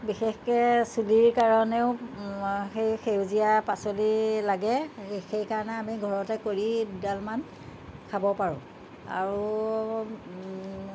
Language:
Assamese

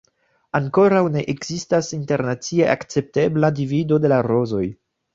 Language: Esperanto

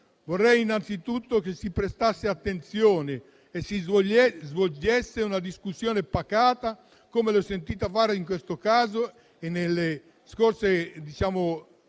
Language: Italian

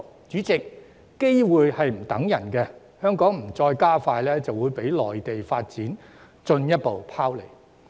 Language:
Cantonese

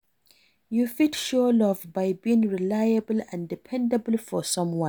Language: Nigerian Pidgin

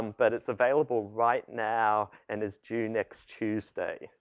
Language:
English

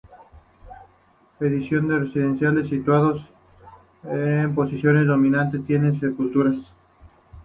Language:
Spanish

